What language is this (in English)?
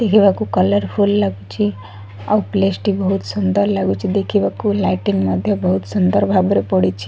Odia